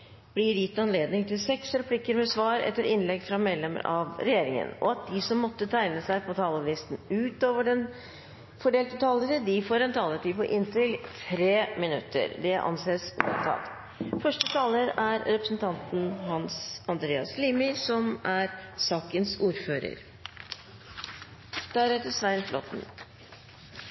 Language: Norwegian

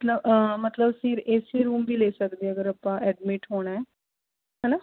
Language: Punjabi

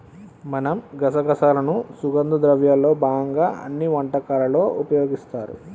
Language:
Telugu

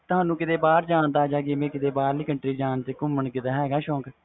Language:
Punjabi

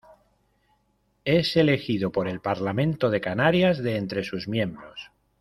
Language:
Spanish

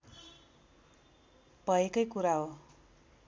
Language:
Nepali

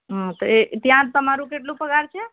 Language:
Gujarati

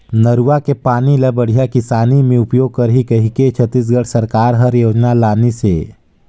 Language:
Chhattisgarhi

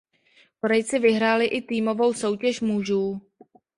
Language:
Czech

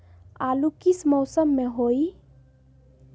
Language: Magahi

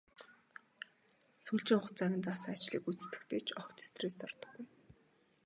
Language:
Mongolian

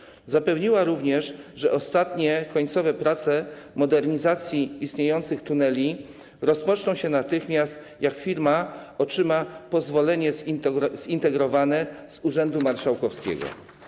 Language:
Polish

